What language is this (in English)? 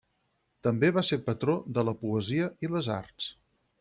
Catalan